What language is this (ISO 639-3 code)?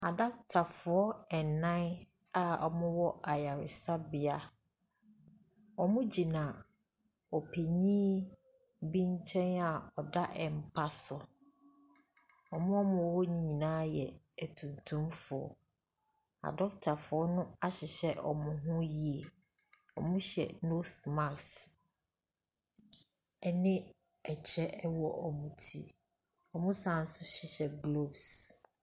aka